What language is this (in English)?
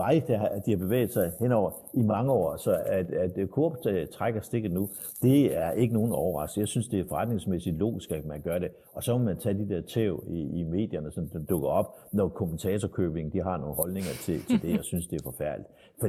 Danish